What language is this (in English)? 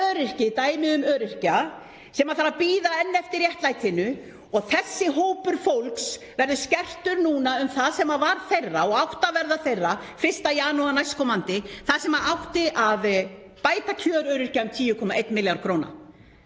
Icelandic